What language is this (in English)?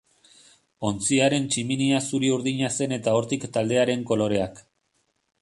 Basque